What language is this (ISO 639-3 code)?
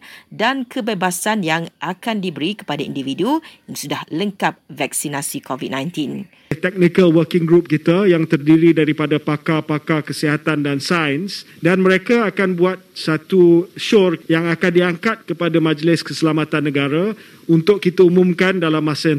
msa